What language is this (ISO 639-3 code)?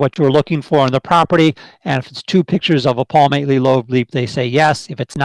eng